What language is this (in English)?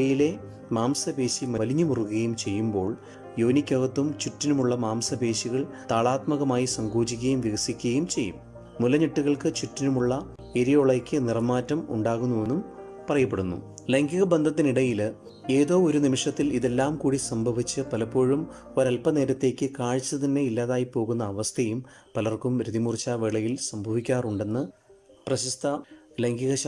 Malayalam